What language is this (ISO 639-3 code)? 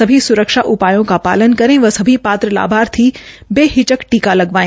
hin